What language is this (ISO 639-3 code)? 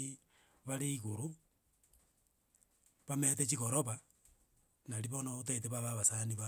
guz